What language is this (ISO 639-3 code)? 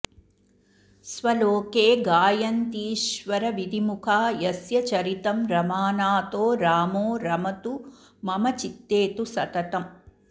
san